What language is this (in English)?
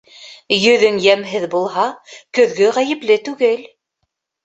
Bashkir